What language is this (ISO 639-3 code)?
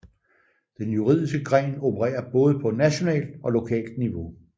dan